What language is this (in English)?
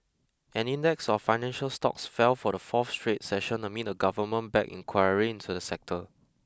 English